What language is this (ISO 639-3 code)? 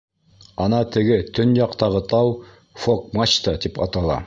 bak